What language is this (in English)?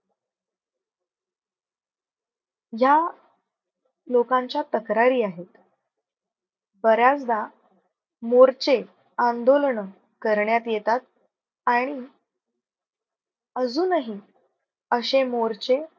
Marathi